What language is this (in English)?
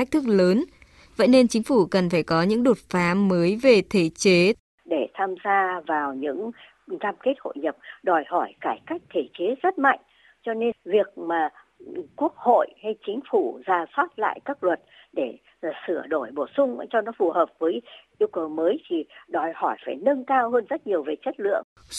Vietnamese